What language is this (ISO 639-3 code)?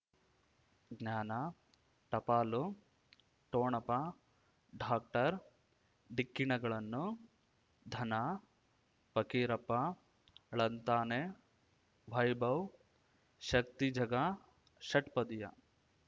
kan